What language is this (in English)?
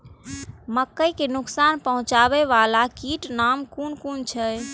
Maithili